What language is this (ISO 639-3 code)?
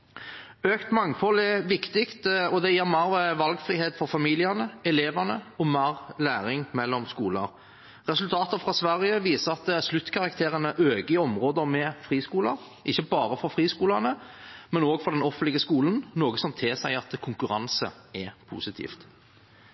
nob